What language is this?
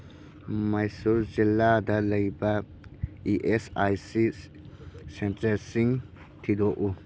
Manipuri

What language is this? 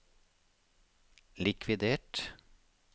Norwegian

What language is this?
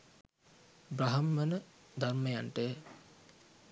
Sinhala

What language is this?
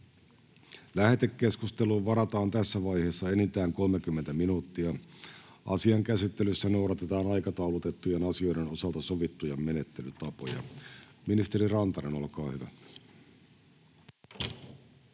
Finnish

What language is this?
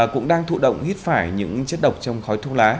Vietnamese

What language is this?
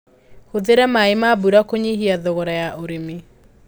Kikuyu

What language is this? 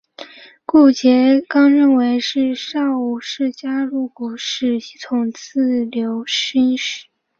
Chinese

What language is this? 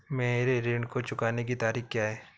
Hindi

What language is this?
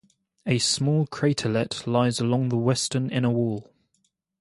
English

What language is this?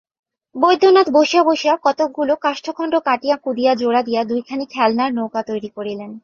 Bangla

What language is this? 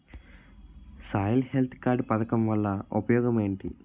Telugu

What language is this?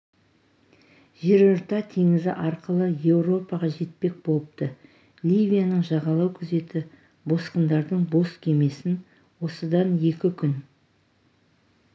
Kazakh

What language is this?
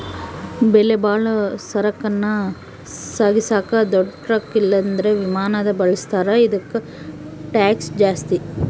Kannada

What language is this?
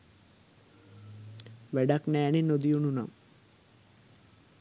Sinhala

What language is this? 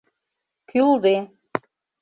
Mari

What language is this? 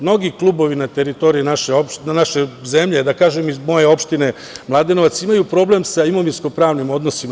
Serbian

